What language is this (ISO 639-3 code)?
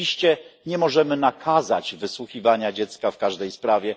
pol